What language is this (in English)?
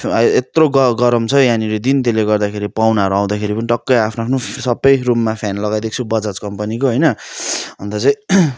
Nepali